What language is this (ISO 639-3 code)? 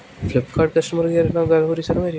pan